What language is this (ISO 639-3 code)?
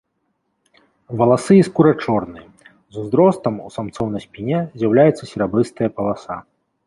bel